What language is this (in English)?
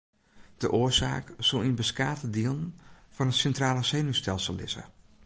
Western Frisian